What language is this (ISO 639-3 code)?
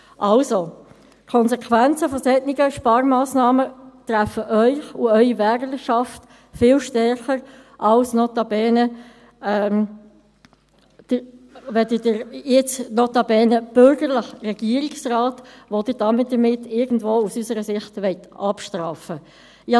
gsw